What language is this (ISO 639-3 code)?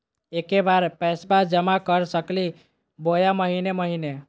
mag